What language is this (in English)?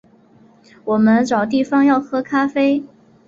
Chinese